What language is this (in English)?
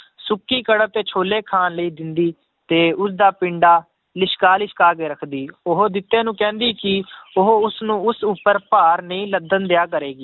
Punjabi